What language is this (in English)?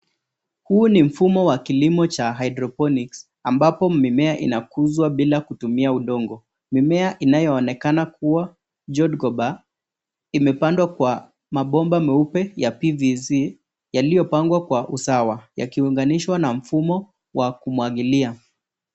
Swahili